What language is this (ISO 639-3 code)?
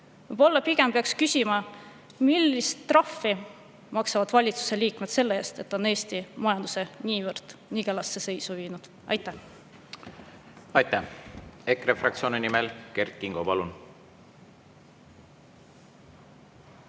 est